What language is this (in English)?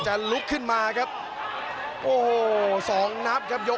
Thai